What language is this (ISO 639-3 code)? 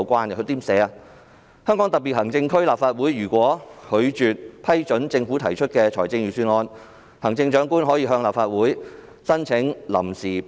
yue